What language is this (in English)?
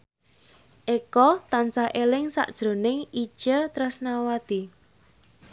Javanese